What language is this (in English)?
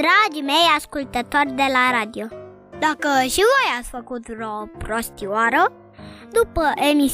Romanian